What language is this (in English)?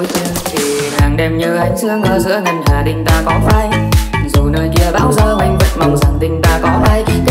Vietnamese